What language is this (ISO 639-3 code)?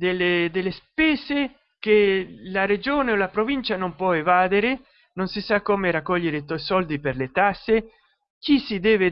ita